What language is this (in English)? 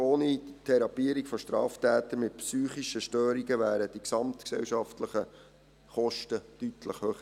Swiss German